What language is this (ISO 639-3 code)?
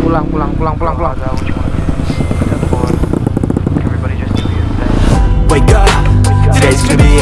ind